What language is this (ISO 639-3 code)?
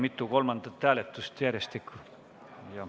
est